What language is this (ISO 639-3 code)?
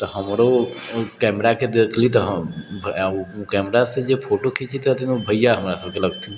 mai